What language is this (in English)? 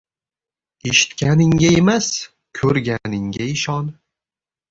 Uzbek